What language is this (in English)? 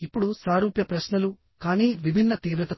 Telugu